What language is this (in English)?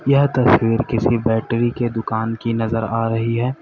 Hindi